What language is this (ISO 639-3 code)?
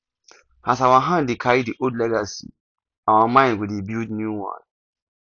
pcm